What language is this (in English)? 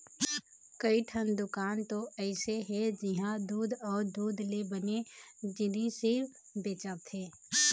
Chhattisgarhi